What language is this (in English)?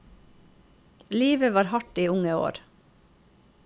Norwegian